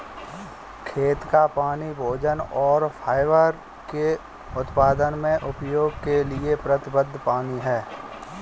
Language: Hindi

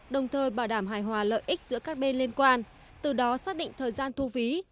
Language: Vietnamese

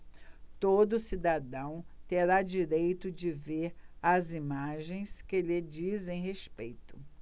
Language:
Portuguese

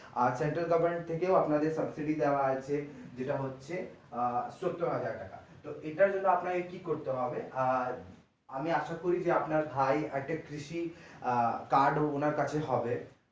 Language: Bangla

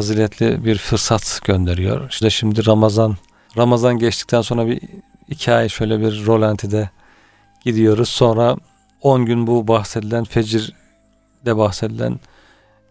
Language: Turkish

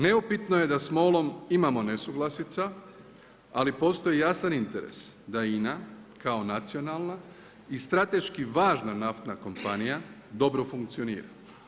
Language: Croatian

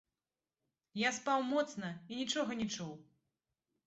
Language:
Belarusian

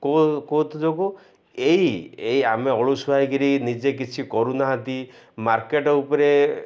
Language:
Odia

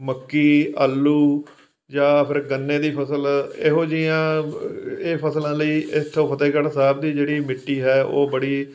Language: Punjabi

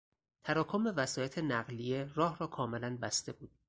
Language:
Persian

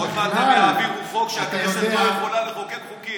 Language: Hebrew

